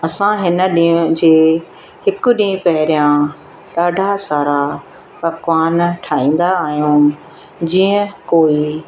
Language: Sindhi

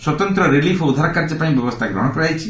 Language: Odia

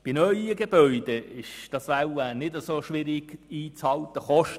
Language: Swiss German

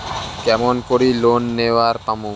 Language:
Bangla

